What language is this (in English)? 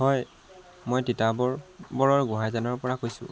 Assamese